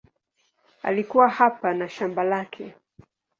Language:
Swahili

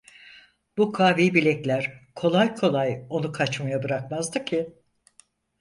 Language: Turkish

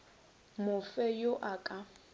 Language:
Northern Sotho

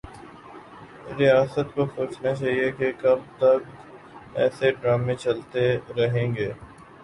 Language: Urdu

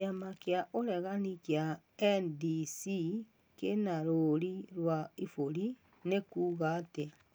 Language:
Kikuyu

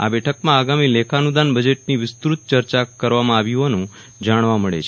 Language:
Gujarati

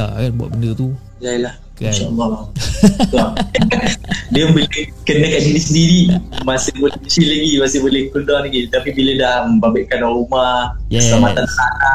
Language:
Malay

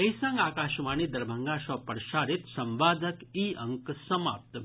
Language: Maithili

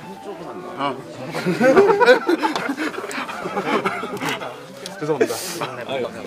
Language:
Korean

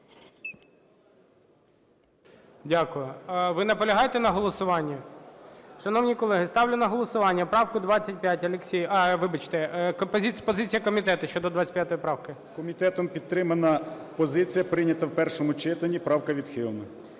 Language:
Ukrainian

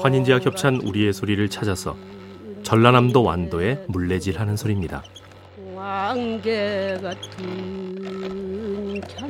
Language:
Korean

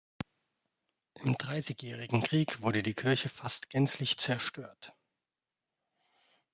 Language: German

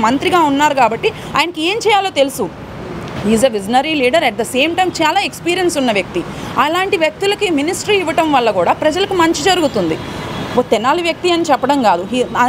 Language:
Telugu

